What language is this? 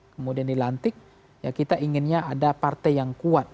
Indonesian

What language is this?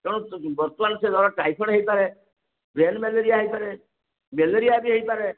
Odia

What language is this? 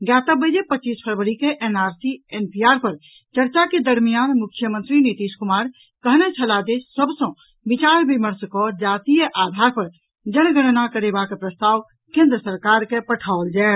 Maithili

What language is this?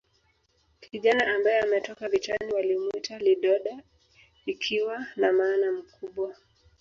Swahili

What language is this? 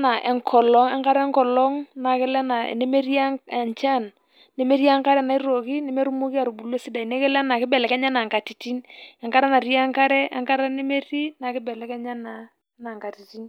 Masai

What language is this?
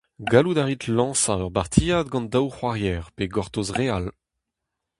Breton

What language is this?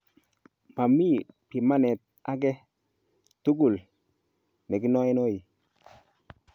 Kalenjin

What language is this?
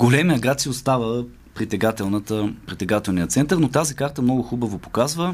Bulgarian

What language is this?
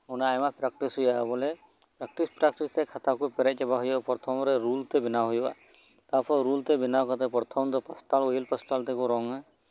Santali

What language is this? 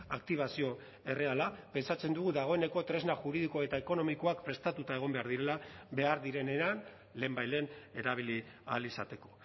Basque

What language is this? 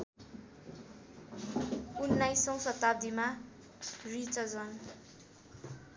Nepali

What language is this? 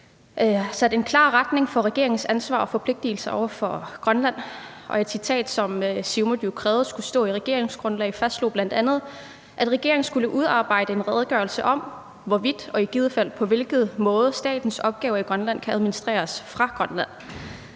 Danish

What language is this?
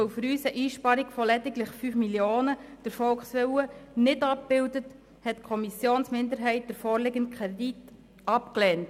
Swiss German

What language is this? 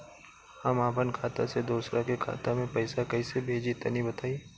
Bhojpuri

